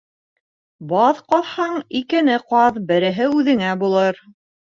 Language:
Bashkir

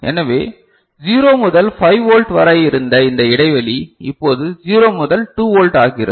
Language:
Tamil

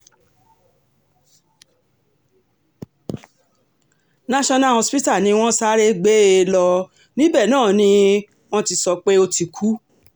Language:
Yoruba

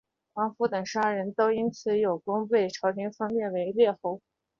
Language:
Chinese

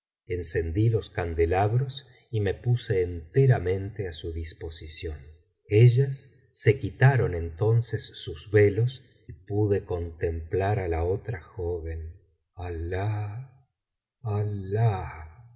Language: Spanish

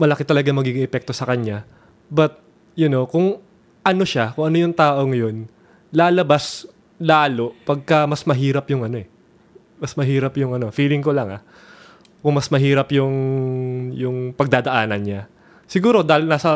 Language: Filipino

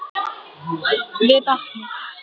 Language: Icelandic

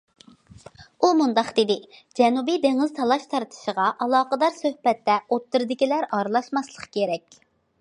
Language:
Uyghur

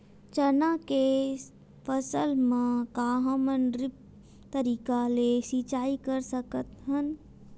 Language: Chhattisgarhi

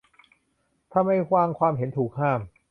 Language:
Thai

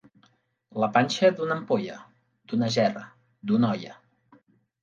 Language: Catalan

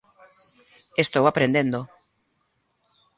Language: Galician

